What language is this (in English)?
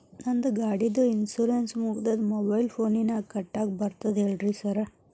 Kannada